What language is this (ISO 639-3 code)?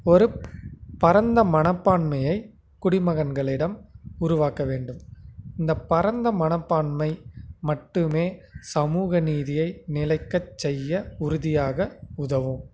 tam